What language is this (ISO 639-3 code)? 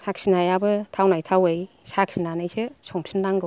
brx